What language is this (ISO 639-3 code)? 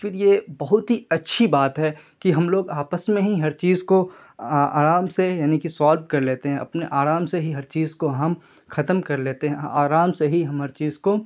urd